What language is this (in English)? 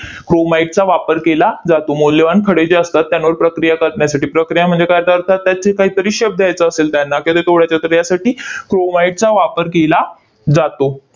Marathi